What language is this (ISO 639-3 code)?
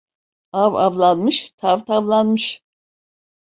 tur